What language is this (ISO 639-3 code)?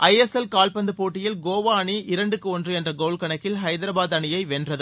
tam